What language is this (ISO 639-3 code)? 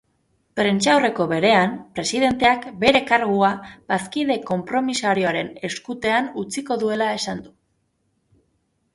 eus